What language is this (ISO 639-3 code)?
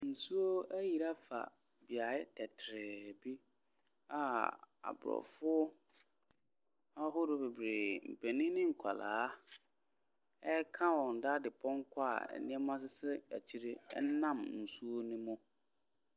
aka